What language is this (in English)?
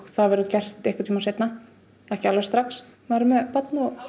Icelandic